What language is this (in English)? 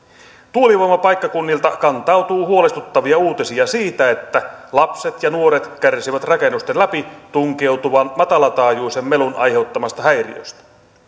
Finnish